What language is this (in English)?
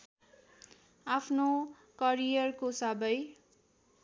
Nepali